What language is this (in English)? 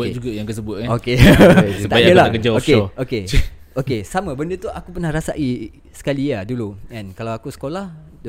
Malay